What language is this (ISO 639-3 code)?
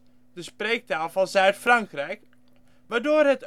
nld